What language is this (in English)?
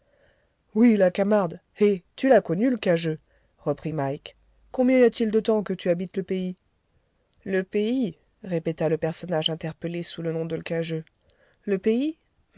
French